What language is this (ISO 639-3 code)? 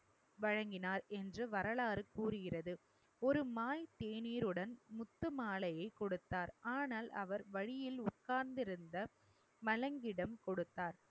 tam